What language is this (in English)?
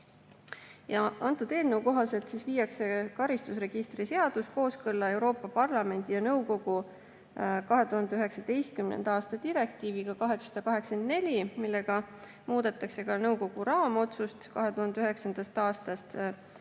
Estonian